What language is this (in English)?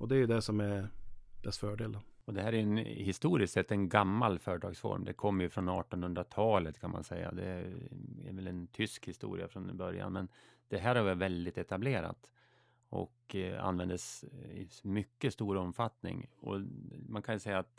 Swedish